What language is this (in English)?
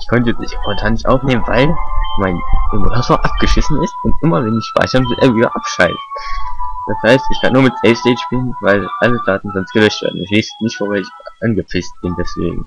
German